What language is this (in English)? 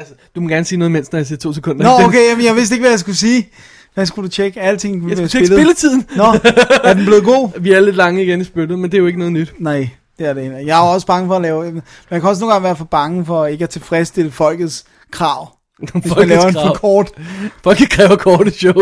Danish